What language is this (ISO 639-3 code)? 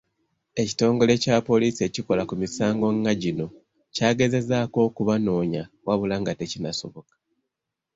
lug